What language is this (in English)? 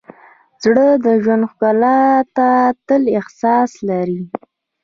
Pashto